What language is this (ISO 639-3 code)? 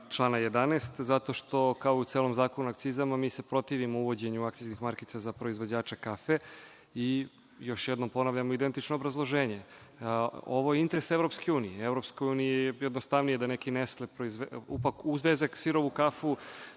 srp